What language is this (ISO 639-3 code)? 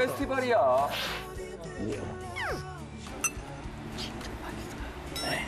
kor